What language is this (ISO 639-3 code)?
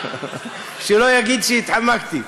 heb